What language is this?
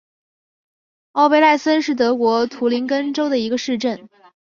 Chinese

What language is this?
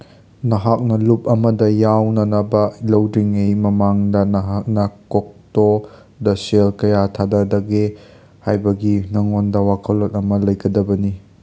Manipuri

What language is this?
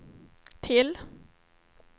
Swedish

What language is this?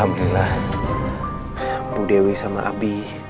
Indonesian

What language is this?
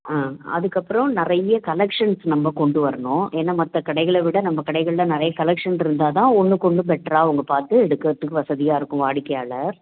Tamil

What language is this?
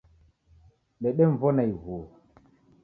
Taita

